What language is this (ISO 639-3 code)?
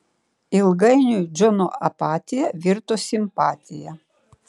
lit